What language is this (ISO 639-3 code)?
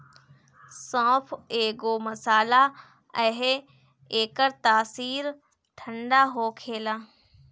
bho